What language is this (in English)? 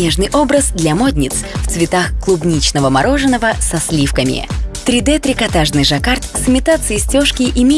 Russian